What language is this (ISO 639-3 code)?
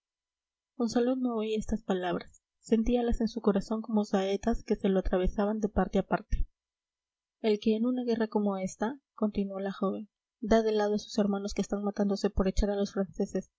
spa